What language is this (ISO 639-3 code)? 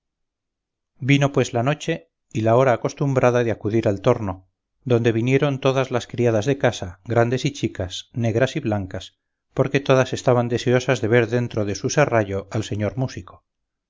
spa